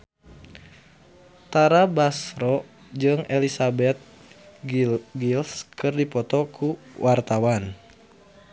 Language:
Sundanese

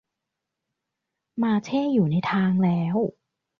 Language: Thai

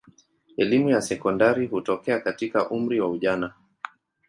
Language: Swahili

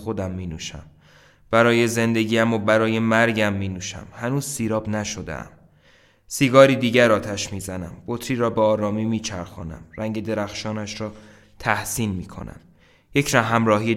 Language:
Persian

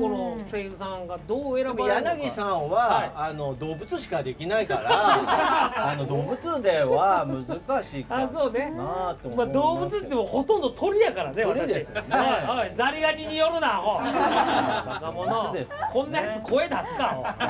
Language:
Japanese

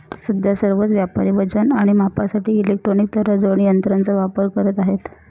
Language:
Marathi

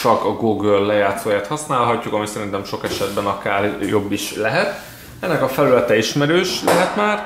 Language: Hungarian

